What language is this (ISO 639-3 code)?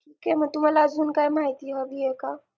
mar